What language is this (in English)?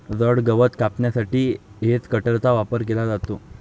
Marathi